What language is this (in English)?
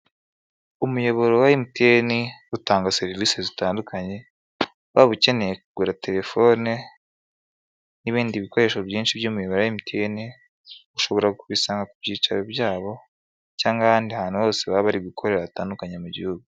Kinyarwanda